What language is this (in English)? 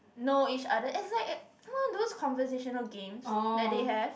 English